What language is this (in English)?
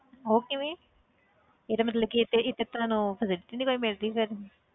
Punjabi